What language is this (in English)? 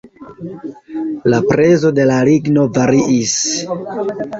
Esperanto